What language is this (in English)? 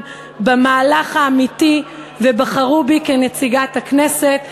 Hebrew